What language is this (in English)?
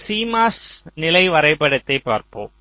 Tamil